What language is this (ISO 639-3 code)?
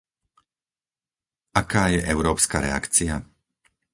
slk